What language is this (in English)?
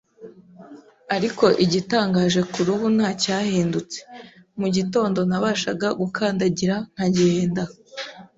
Kinyarwanda